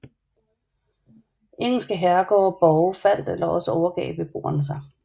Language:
Danish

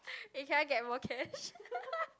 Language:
English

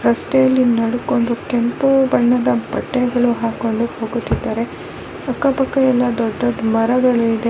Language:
Kannada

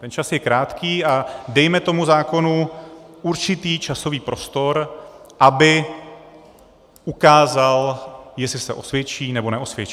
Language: Czech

